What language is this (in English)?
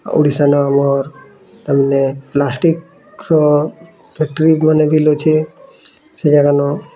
Odia